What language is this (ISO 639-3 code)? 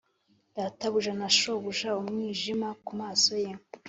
kin